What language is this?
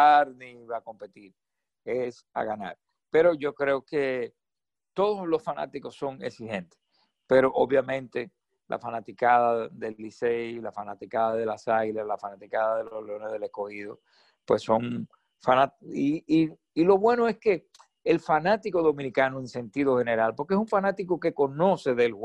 Spanish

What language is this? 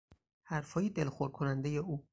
Persian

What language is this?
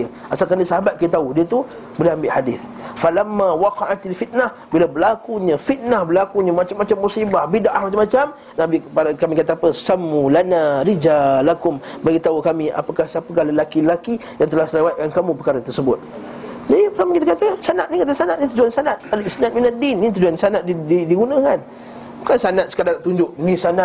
Malay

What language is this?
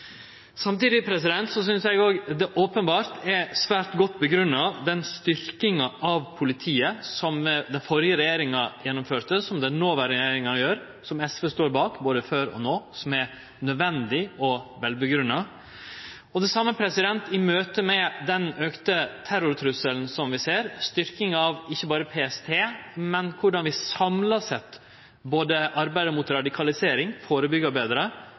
Norwegian Nynorsk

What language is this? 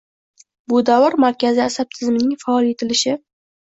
Uzbek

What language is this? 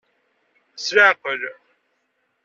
Kabyle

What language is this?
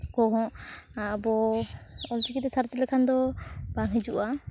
Santali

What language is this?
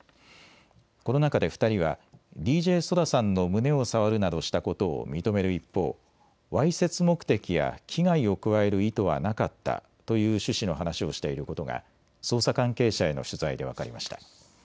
Japanese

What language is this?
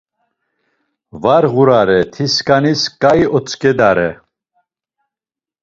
Laz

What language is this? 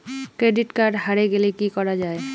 Bangla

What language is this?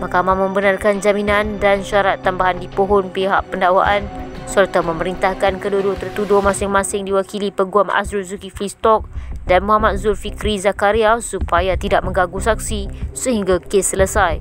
Malay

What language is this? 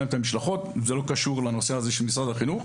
Hebrew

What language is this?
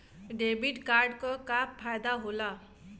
Bhojpuri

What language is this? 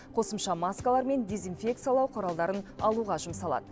Kazakh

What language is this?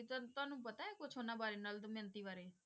Punjabi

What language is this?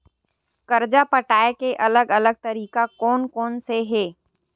Chhattisgarhi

